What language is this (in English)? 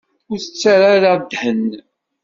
Kabyle